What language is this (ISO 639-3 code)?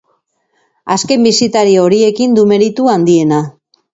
eus